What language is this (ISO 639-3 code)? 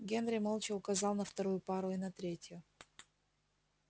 rus